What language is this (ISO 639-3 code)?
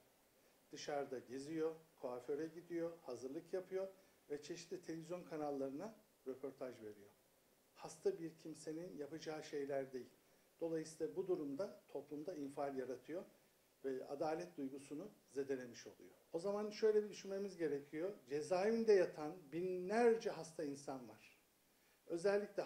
tur